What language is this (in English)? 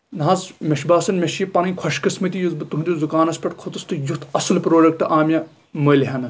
Kashmiri